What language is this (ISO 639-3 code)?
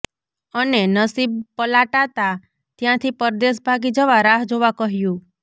guj